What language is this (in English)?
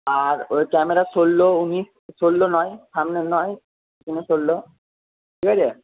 Bangla